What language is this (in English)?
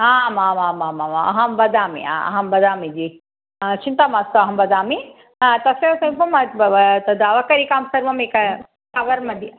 Sanskrit